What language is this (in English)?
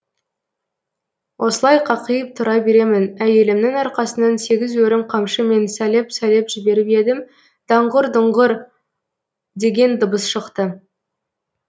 Kazakh